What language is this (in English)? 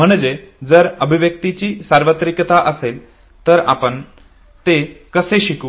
Marathi